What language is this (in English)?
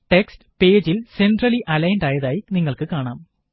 Malayalam